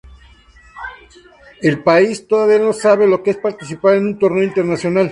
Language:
Spanish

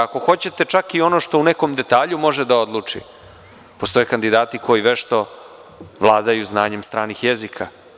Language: Serbian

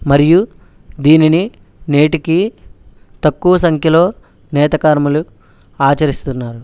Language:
Telugu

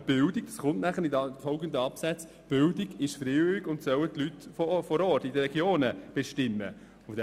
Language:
Swiss German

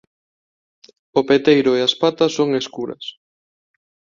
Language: Galician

